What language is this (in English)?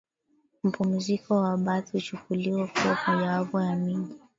Swahili